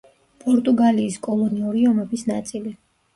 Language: Georgian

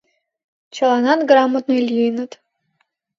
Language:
Mari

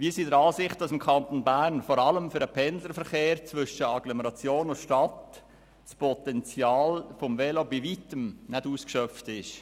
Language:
Swiss German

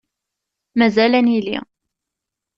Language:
Kabyle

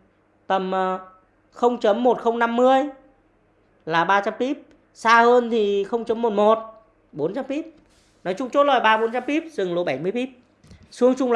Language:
Vietnamese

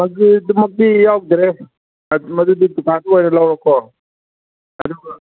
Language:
Manipuri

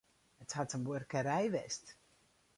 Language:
Western Frisian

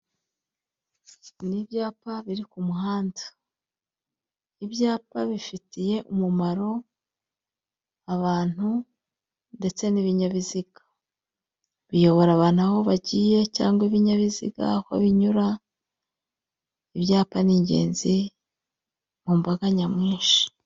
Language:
Kinyarwanda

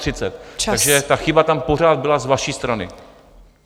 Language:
Czech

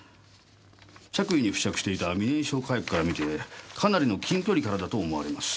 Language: Japanese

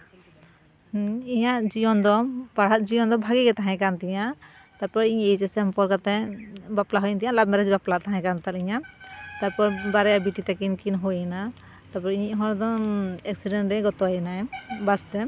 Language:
Santali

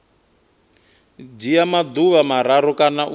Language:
Venda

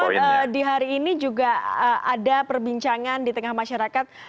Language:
Indonesian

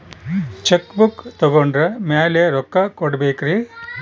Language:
Kannada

